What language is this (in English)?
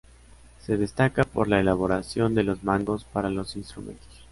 Spanish